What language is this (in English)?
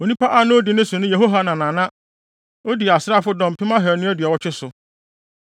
Akan